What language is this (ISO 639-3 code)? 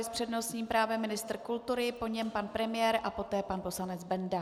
ces